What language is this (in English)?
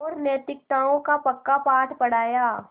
Hindi